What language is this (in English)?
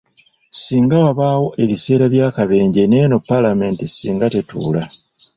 Ganda